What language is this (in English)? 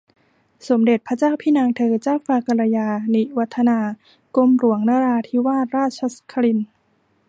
Thai